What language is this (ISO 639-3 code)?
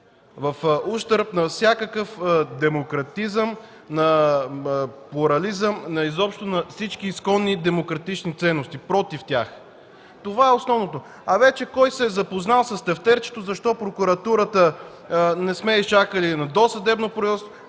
bul